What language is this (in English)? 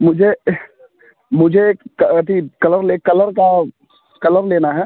Hindi